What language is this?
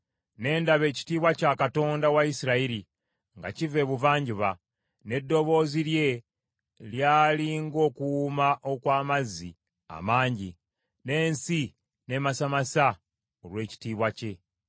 Ganda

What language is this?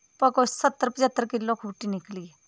Dogri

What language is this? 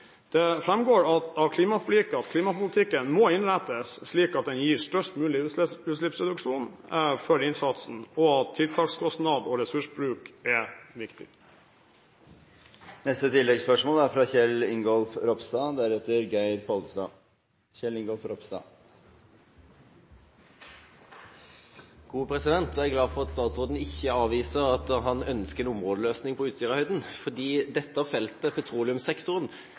Norwegian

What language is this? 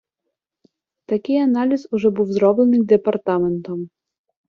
Ukrainian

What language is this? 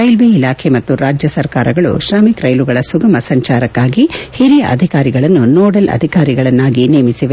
Kannada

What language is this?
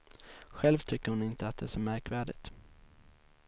Swedish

